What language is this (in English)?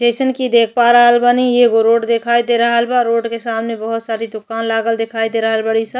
Bhojpuri